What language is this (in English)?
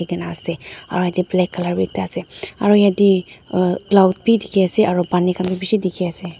Naga Pidgin